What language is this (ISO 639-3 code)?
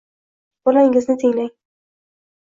uzb